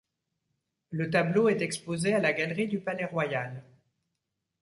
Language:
French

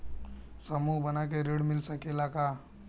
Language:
Bhojpuri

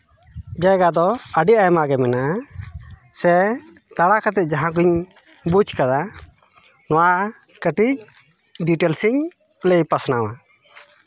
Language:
Santali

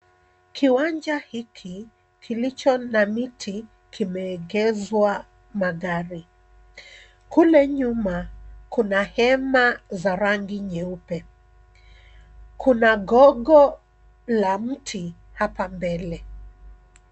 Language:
Swahili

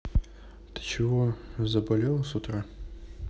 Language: Russian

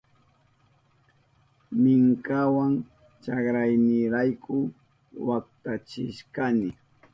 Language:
Southern Pastaza Quechua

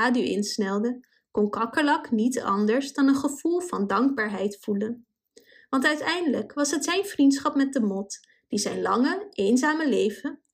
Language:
Dutch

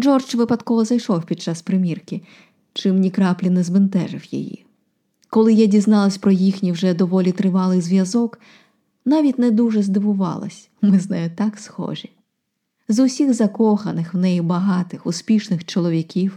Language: Ukrainian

